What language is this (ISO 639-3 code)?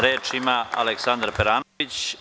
srp